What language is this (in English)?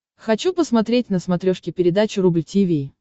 Russian